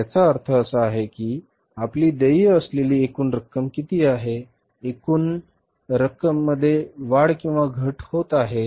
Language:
Marathi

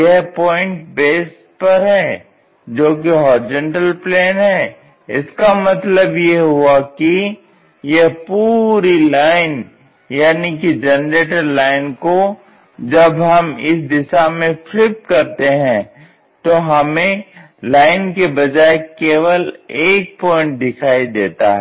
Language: Hindi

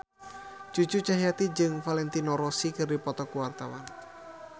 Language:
Sundanese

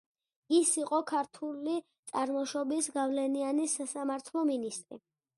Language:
Georgian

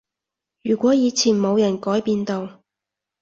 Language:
Cantonese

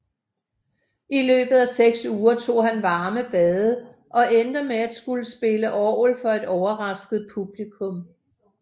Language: Danish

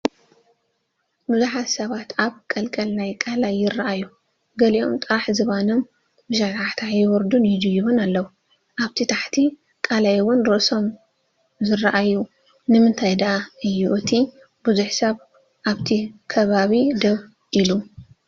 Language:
Tigrinya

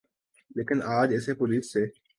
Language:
Urdu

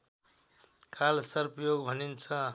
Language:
Nepali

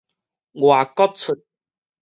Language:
Min Nan Chinese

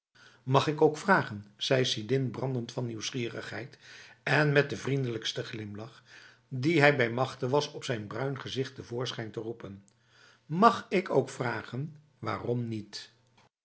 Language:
Dutch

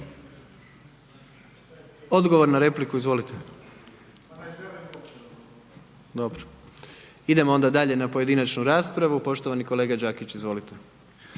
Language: Croatian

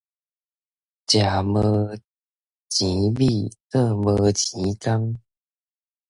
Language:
Min Nan Chinese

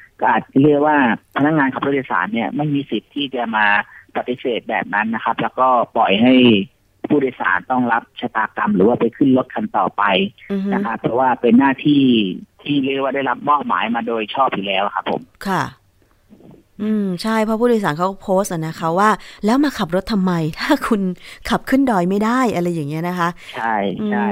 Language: Thai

